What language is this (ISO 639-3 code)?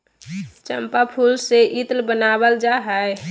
mag